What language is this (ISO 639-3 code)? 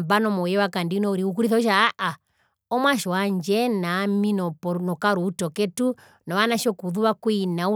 her